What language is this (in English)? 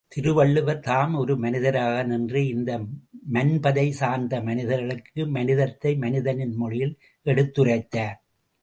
Tamil